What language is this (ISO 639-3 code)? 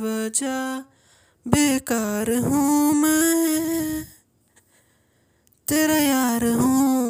hin